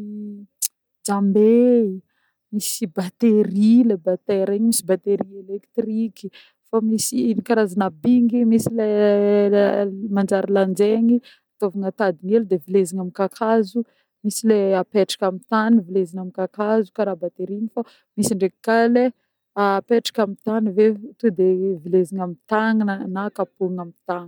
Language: Northern Betsimisaraka Malagasy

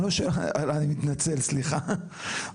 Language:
Hebrew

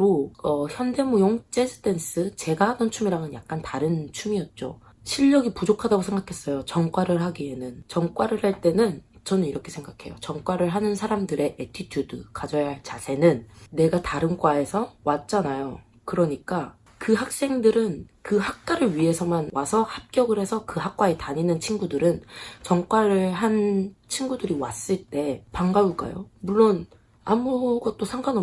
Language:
Korean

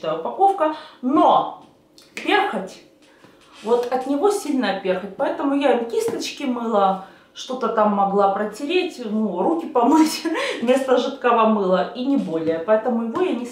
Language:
Russian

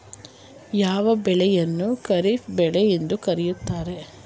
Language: Kannada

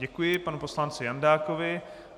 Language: Czech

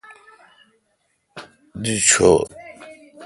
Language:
Kalkoti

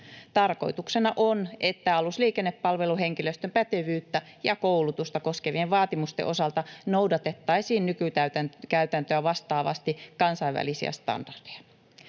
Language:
Finnish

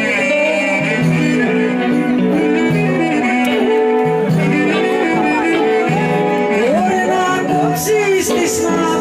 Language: Greek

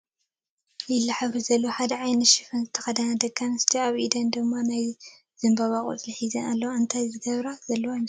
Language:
Tigrinya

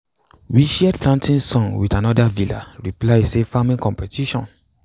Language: Nigerian Pidgin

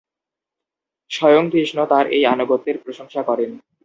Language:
Bangla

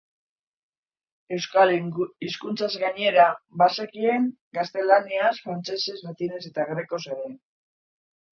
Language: Basque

